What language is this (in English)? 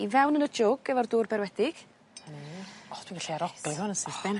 Welsh